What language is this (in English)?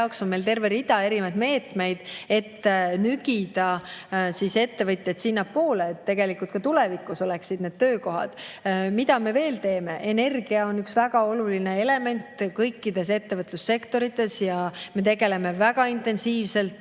Estonian